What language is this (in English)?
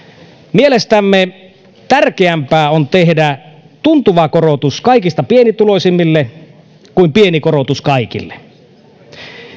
Finnish